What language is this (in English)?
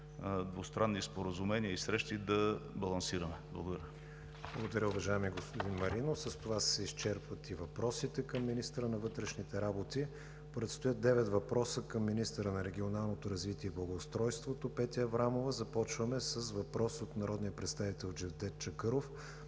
Bulgarian